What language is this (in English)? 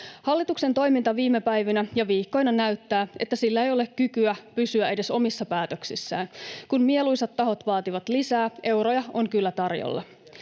Finnish